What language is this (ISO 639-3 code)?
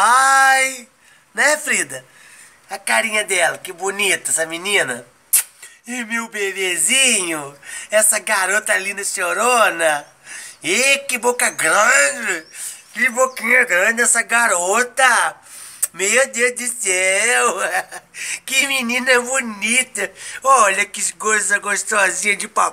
por